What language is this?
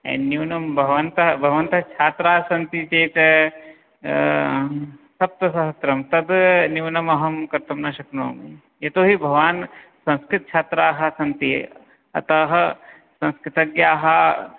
Sanskrit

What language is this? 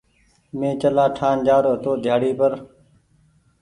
Goaria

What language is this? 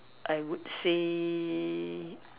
English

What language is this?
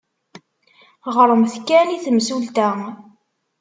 Kabyle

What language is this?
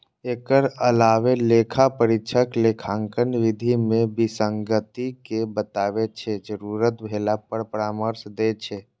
Maithili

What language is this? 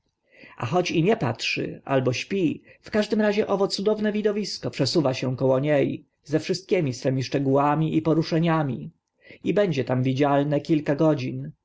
Polish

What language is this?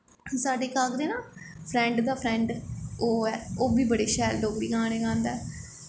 Dogri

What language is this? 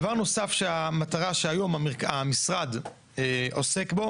Hebrew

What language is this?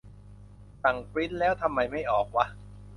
Thai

